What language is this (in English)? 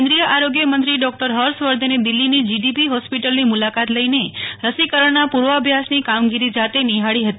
Gujarati